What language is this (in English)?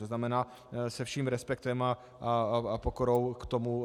Czech